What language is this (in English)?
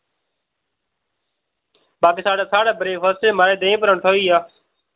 Dogri